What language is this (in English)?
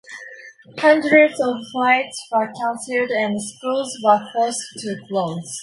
English